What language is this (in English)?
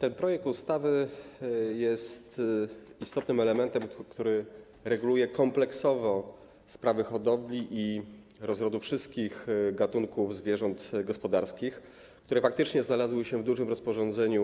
Polish